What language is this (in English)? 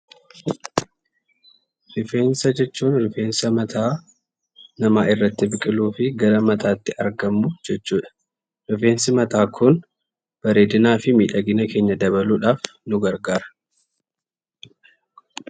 Oromo